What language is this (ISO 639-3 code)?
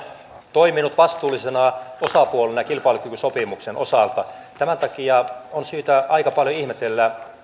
fin